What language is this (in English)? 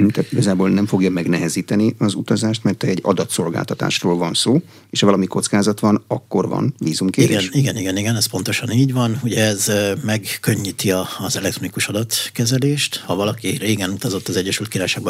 Hungarian